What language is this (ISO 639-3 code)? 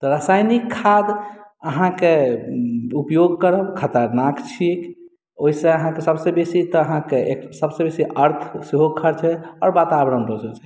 mai